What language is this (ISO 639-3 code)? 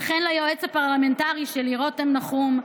heb